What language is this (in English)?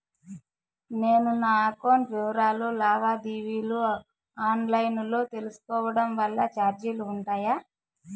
Telugu